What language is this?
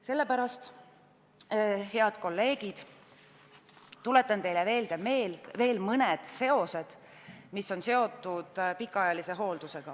Estonian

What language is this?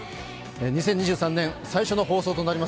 Japanese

